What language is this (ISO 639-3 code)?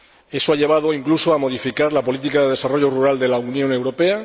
spa